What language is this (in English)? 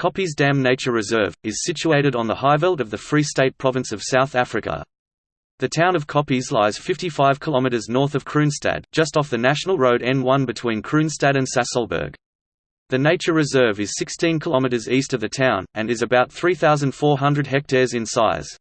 English